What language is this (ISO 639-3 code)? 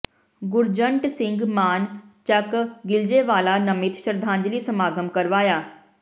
pan